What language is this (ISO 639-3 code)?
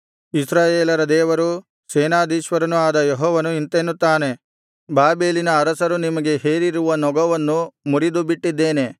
kan